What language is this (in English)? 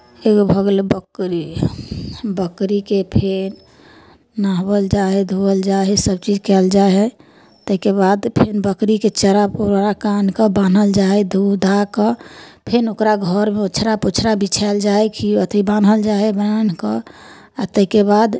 Maithili